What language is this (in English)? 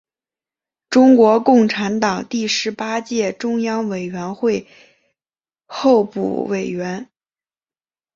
Chinese